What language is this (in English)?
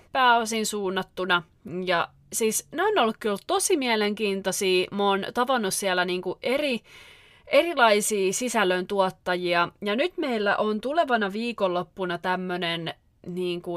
Finnish